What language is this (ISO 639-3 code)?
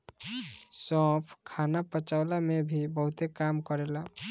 bho